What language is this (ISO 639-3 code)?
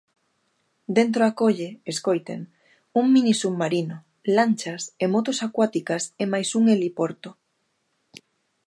glg